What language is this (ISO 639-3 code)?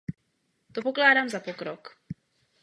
ces